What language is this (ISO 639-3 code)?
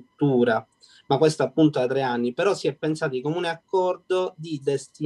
ita